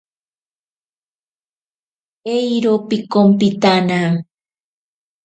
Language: Ashéninka Perené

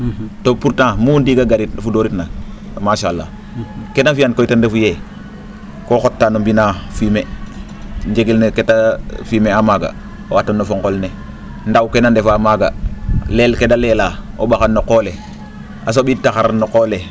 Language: Serer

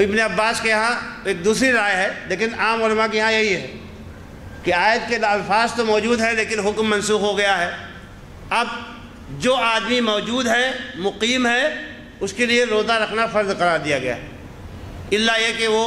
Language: Hindi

